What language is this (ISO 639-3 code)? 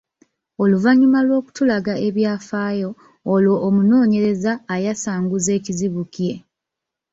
lug